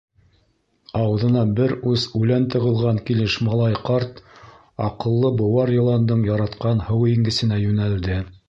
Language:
Bashkir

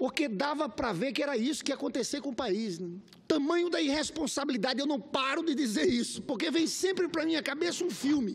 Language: Portuguese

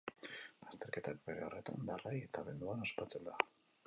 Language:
Basque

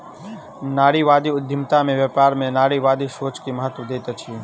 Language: Maithili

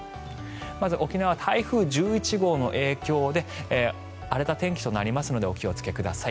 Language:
Japanese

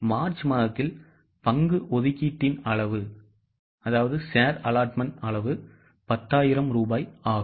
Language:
Tamil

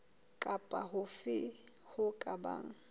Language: Southern Sotho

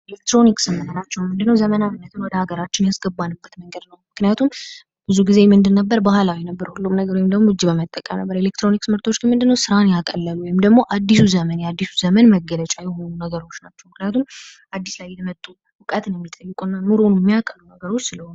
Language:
Amharic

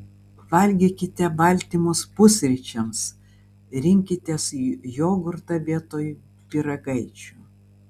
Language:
Lithuanian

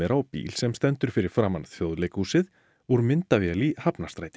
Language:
Icelandic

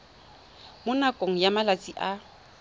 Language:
Tswana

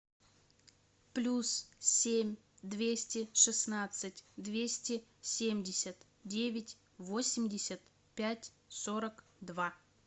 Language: Russian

